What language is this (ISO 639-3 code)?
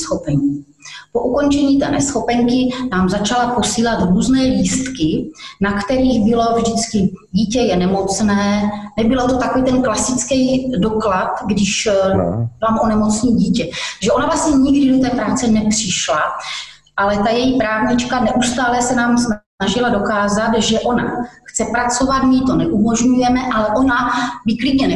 ces